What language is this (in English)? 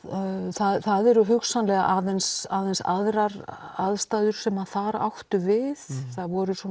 Icelandic